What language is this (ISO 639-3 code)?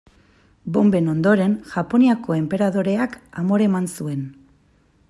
eus